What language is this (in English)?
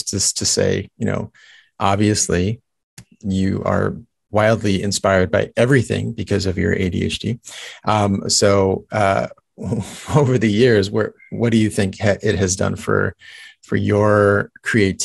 English